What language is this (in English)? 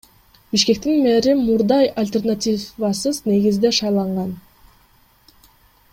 Kyrgyz